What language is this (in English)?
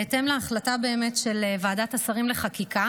Hebrew